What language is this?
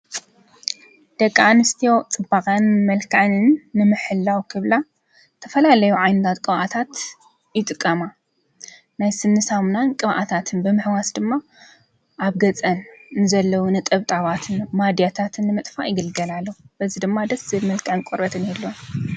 Tigrinya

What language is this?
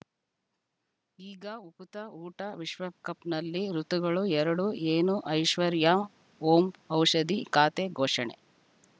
Kannada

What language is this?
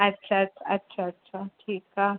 Sindhi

